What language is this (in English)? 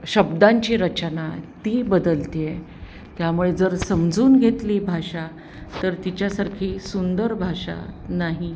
Marathi